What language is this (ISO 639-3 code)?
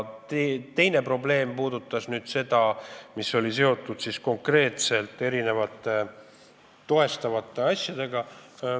est